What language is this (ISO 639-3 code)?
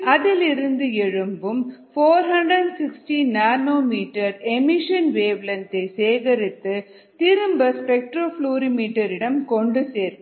tam